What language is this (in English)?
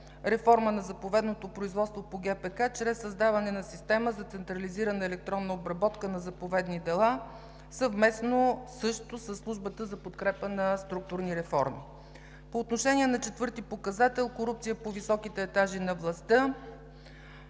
Bulgarian